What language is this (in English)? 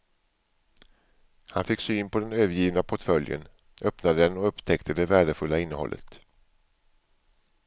Swedish